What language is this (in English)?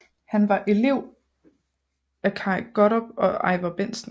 Danish